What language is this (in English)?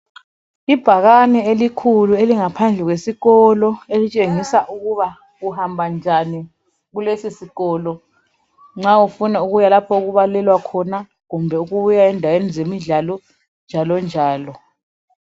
North Ndebele